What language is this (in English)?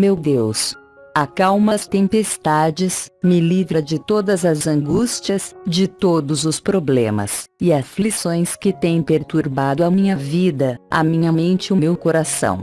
Portuguese